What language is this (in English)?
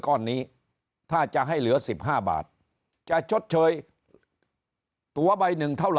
Thai